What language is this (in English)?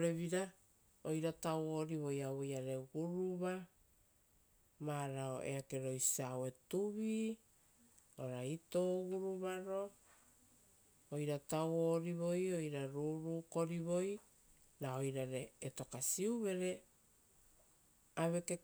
Rotokas